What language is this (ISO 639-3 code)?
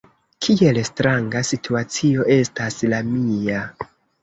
epo